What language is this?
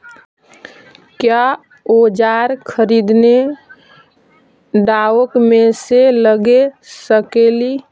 Magahi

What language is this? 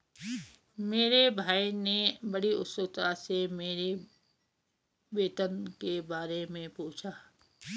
Hindi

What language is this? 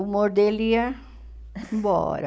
Portuguese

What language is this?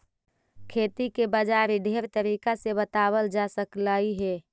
Magahi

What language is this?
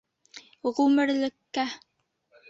Bashkir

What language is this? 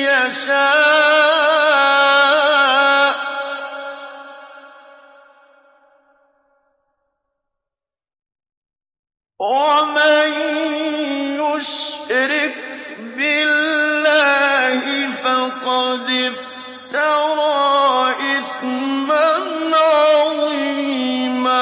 Arabic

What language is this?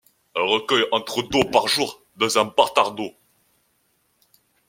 French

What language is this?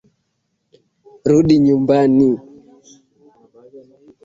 Swahili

